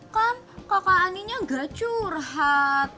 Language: Indonesian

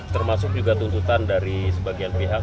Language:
Indonesian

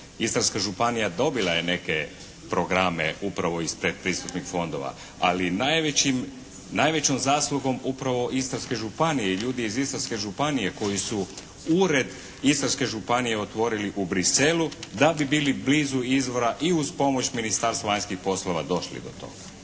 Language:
Croatian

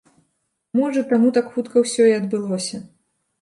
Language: Belarusian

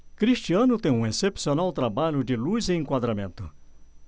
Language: Portuguese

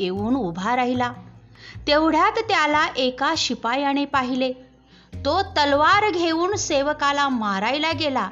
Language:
Marathi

